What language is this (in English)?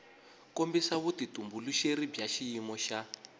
Tsonga